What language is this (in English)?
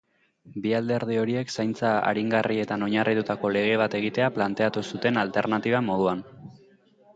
Basque